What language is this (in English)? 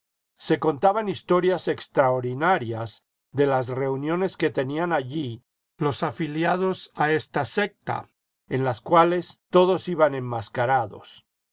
Spanish